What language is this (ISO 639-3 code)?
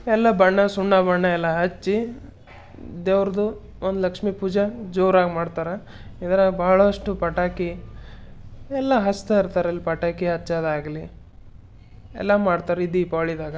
kan